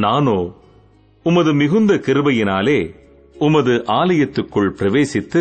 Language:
Tamil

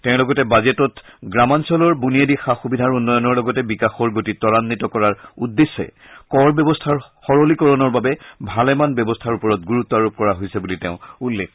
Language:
Assamese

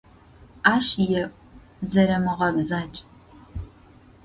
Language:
Adyghe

